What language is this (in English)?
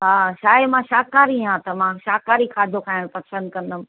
Sindhi